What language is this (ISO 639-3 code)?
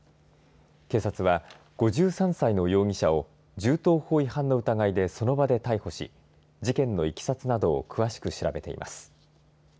jpn